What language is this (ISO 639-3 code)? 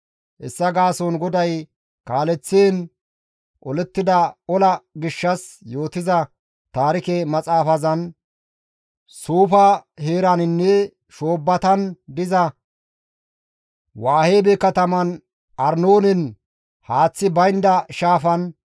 gmv